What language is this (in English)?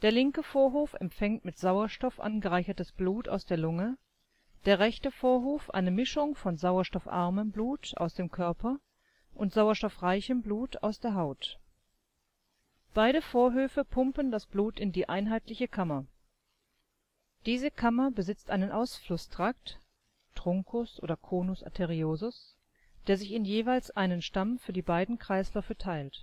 German